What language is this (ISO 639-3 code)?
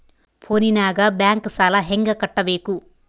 kan